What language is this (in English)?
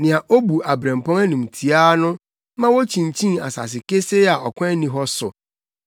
Akan